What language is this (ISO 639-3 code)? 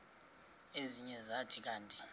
xho